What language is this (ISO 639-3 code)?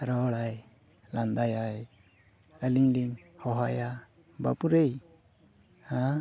sat